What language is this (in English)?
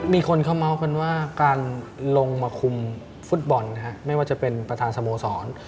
Thai